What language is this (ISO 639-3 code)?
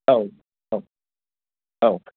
brx